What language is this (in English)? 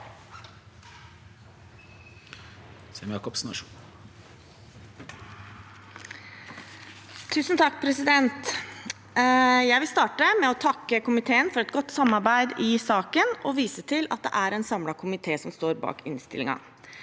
Norwegian